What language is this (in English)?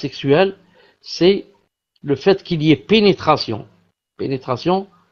French